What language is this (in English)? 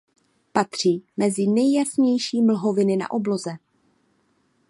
Czech